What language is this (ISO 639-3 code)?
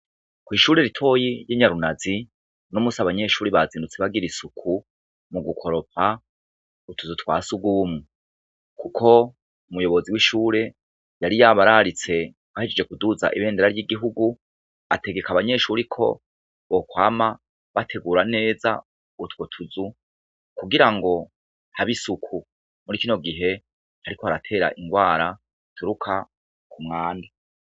run